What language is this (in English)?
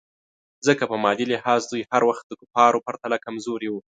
Pashto